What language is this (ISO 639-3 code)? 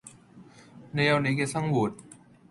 yue